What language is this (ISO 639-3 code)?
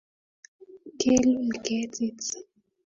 kln